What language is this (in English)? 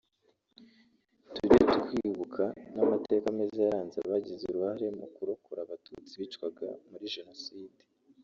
Kinyarwanda